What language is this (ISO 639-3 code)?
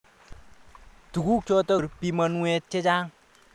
kln